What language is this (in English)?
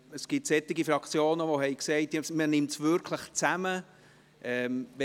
Swiss German